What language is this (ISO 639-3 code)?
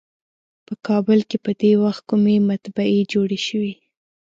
pus